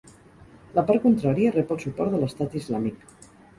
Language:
Catalan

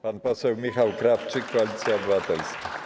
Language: Polish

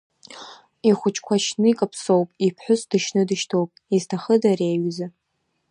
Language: Abkhazian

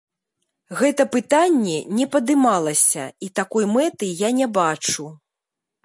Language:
Belarusian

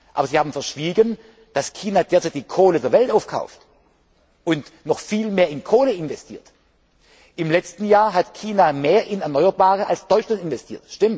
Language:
German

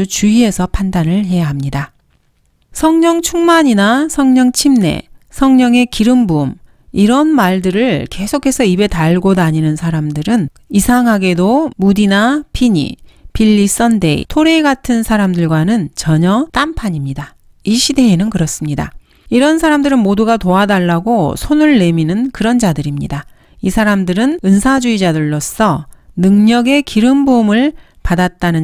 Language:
Korean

